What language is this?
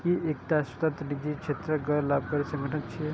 Maithili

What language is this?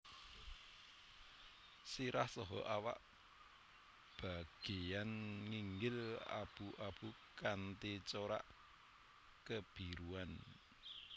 Javanese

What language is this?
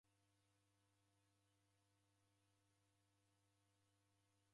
Taita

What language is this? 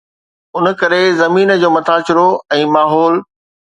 Sindhi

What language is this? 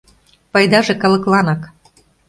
Mari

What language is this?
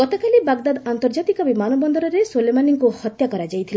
Odia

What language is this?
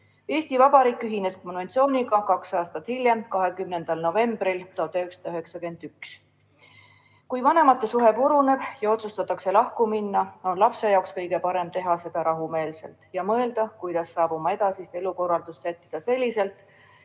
Estonian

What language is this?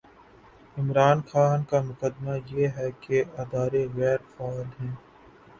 Urdu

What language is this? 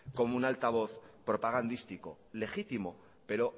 Spanish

